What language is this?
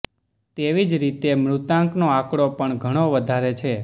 Gujarati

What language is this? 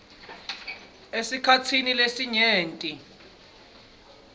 Swati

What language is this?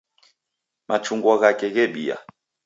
Taita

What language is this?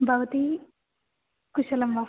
Sanskrit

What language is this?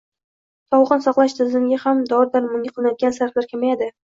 Uzbek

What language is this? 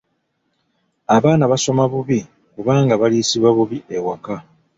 Ganda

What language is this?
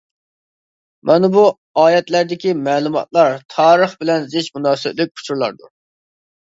Uyghur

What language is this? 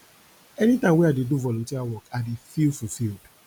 Nigerian Pidgin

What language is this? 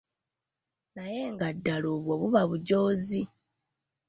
Ganda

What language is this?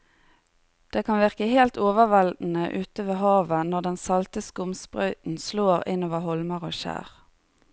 Norwegian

